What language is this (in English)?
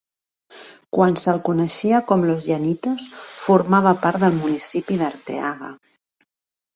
Catalan